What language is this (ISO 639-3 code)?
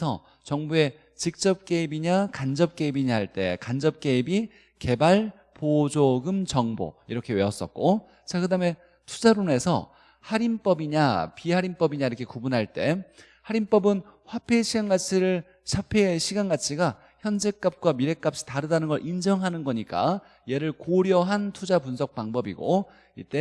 kor